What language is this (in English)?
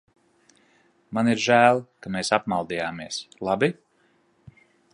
Latvian